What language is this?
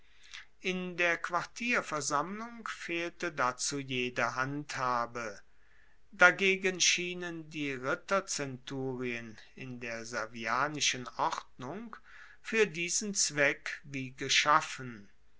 German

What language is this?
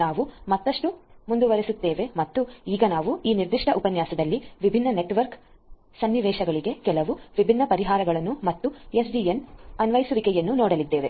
Kannada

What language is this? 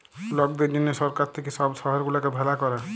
Bangla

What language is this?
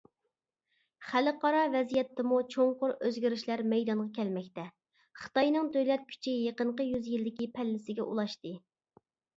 Uyghur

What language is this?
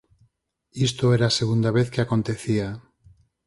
Galician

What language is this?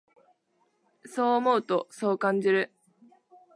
Japanese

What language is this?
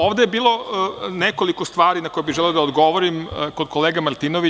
Serbian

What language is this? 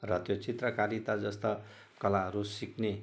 Nepali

